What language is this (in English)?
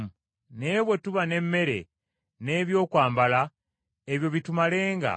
Ganda